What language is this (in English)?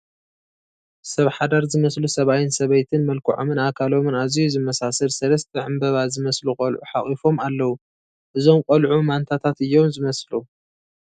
Tigrinya